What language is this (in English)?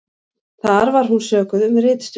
Icelandic